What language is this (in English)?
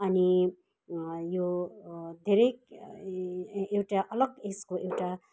Nepali